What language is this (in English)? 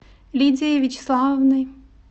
Russian